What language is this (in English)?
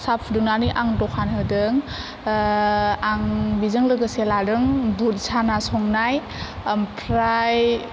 Bodo